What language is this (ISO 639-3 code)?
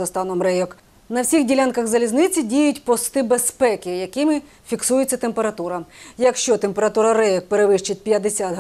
ukr